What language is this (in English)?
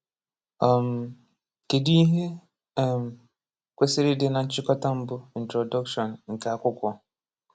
Igbo